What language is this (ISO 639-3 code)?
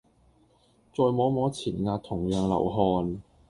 yue